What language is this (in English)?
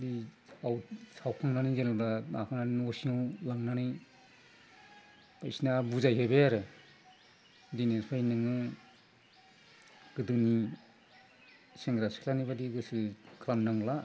Bodo